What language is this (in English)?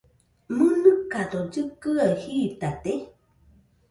Nüpode Huitoto